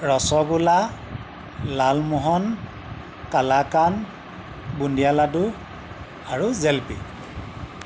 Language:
Assamese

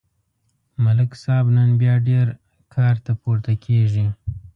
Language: Pashto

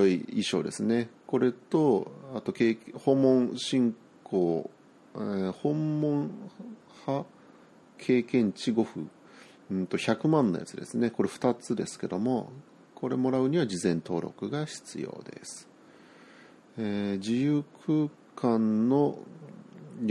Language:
Japanese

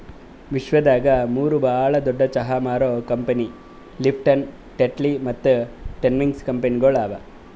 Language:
Kannada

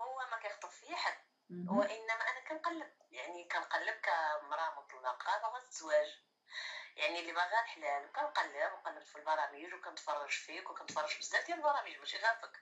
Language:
Arabic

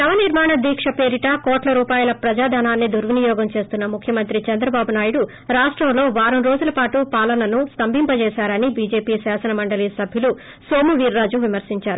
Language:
Telugu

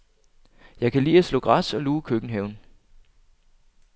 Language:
Danish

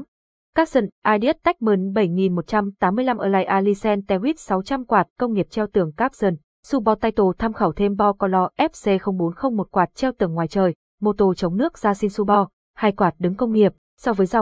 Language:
Vietnamese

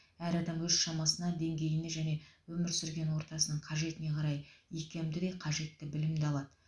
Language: Kazakh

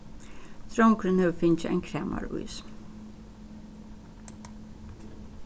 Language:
Faroese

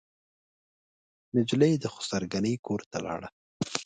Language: Pashto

